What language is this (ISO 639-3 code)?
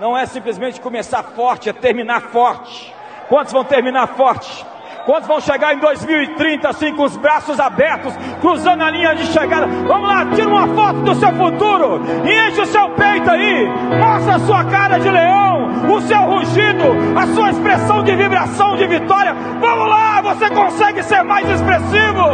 por